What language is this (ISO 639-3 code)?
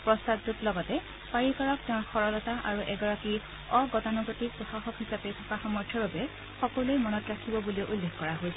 asm